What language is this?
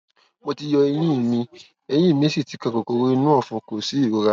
Yoruba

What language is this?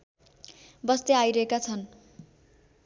Nepali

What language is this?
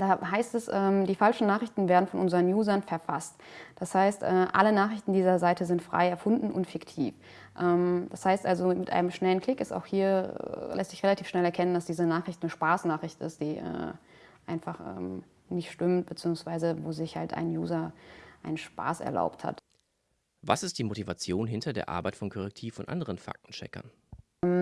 German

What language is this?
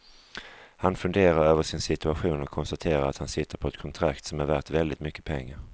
Swedish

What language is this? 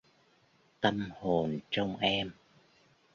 Vietnamese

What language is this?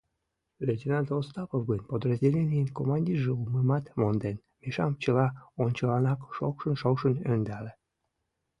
Mari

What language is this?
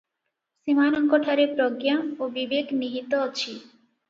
Odia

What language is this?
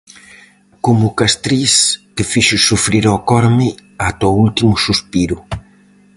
Galician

